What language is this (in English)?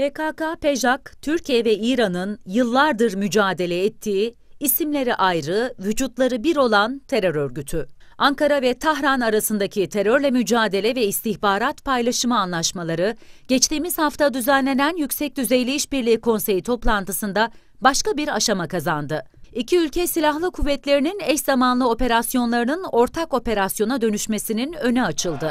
Turkish